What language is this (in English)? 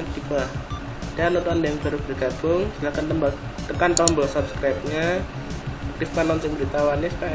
Indonesian